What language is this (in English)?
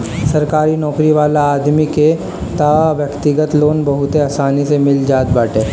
Bhojpuri